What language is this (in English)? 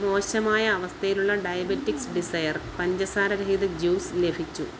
Malayalam